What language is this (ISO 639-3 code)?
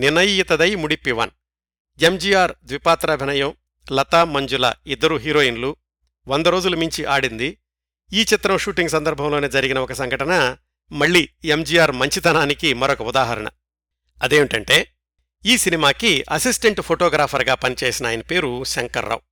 tel